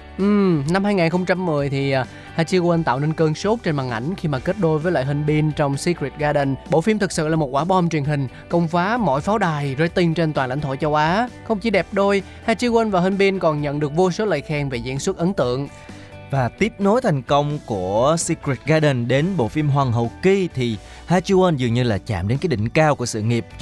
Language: Vietnamese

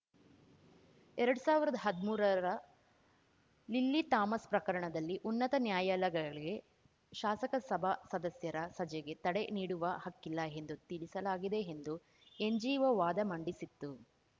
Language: Kannada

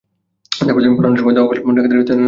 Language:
Bangla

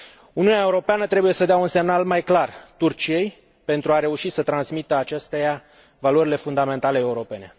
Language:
Romanian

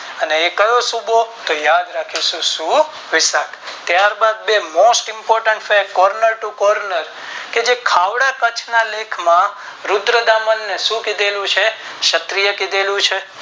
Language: Gujarati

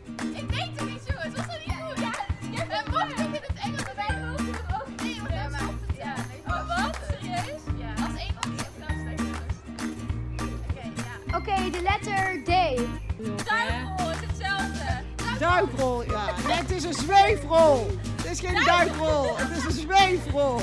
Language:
Dutch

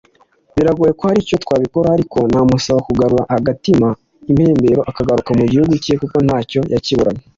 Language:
Kinyarwanda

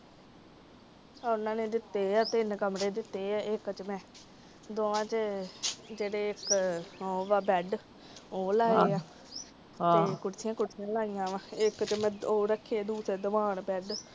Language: Punjabi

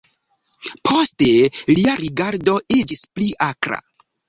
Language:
Esperanto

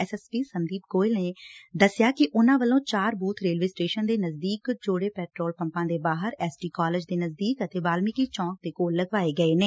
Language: Punjabi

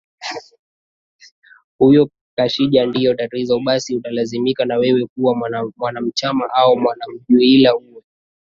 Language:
Swahili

